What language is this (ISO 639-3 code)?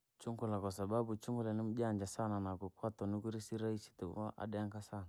lag